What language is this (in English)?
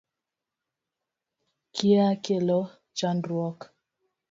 Luo (Kenya and Tanzania)